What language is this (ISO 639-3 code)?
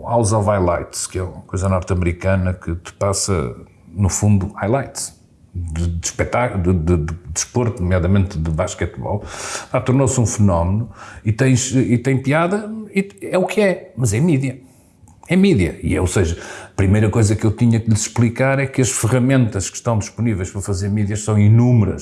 por